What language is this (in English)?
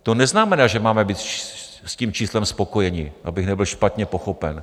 Czech